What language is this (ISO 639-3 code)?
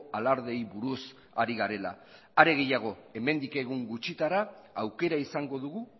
eus